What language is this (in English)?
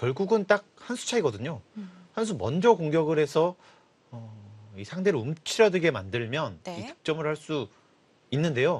Korean